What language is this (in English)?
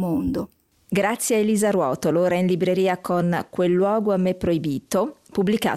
Italian